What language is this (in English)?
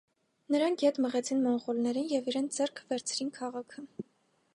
Armenian